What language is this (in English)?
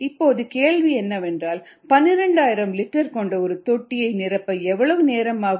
Tamil